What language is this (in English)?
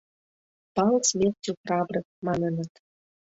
Mari